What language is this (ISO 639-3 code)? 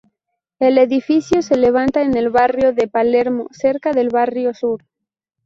spa